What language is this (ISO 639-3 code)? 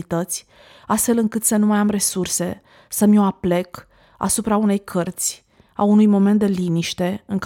ron